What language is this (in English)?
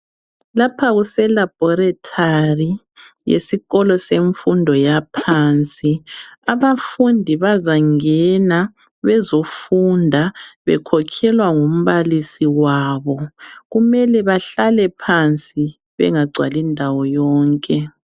North Ndebele